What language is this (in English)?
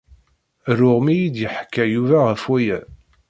Kabyle